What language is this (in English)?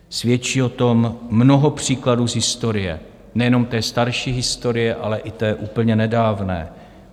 Czech